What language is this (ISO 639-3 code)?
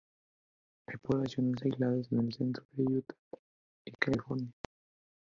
spa